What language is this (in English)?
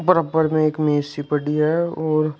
Hindi